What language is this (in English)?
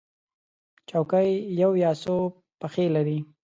Pashto